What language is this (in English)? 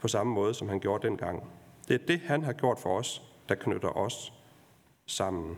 Danish